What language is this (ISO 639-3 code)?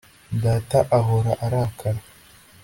kin